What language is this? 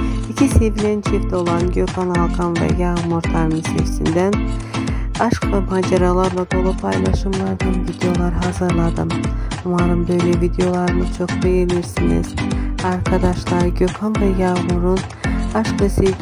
Turkish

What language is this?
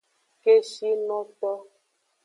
Aja (Benin)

